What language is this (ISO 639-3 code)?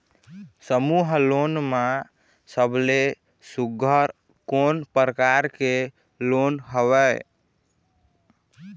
hne